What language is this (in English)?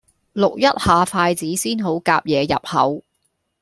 Cantonese